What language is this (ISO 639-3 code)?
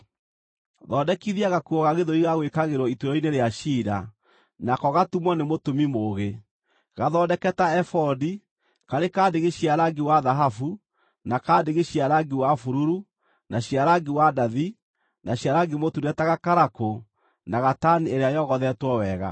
kik